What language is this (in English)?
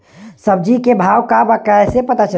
Bhojpuri